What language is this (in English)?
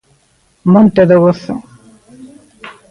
Galician